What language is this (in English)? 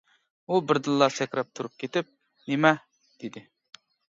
Uyghur